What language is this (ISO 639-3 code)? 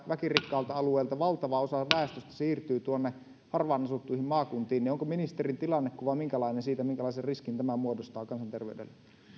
fin